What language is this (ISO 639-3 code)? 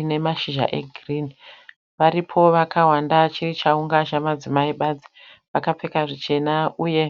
sna